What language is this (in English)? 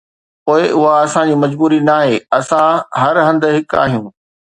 Sindhi